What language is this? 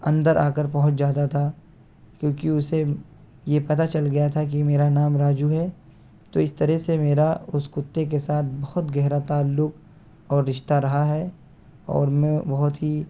Urdu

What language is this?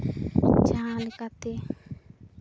Santali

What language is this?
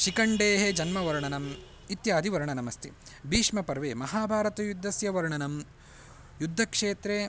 Sanskrit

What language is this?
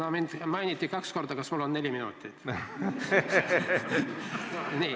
Estonian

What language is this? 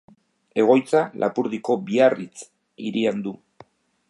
Basque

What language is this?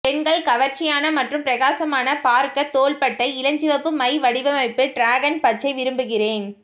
Tamil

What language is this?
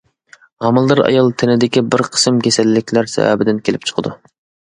Uyghur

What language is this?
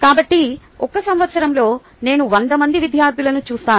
Telugu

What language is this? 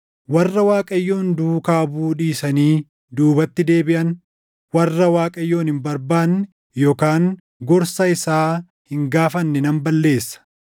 Oromo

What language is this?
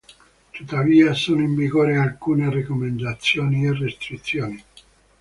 Italian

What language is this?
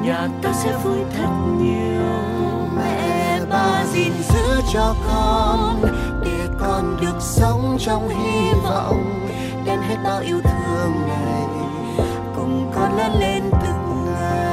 Vietnamese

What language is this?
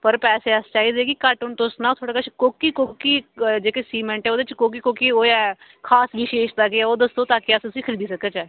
Dogri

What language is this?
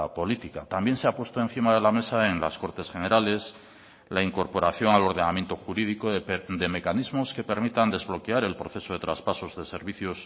Spanish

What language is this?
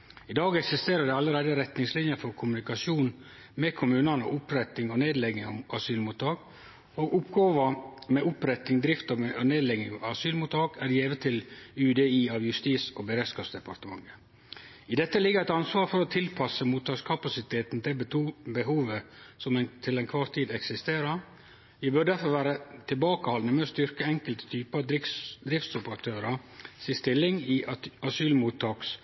Norwegian Nynorsk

